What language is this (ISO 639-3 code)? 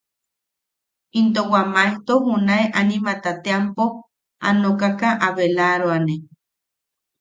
yaq